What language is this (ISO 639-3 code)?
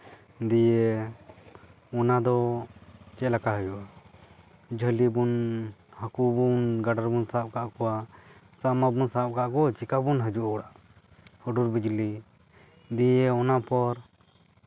sat